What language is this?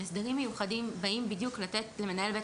Hebrew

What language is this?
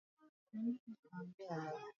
Swahili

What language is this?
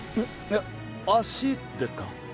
Japanese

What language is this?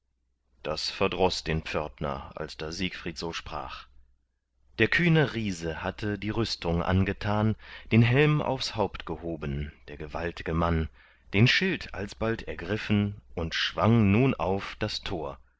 German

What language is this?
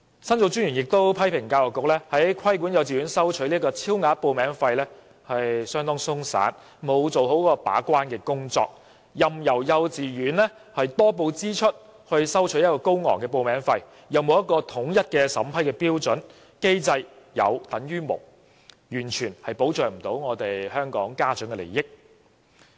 Cantonese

